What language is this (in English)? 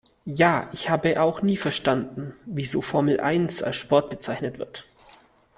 German